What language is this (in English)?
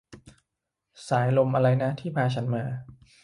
Thai